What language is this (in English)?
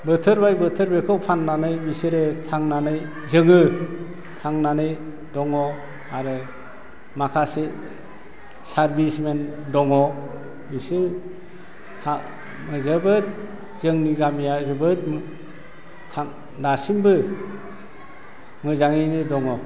Bodo